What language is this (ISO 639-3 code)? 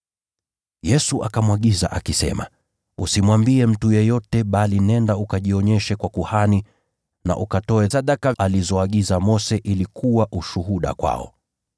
swa